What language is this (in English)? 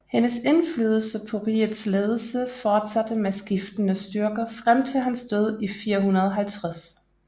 Danish